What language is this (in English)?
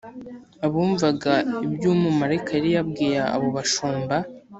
Kinyarwanda